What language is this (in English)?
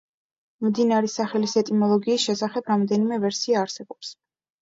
Georgian